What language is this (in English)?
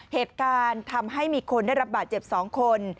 Thai